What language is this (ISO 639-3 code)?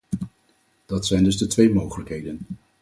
nld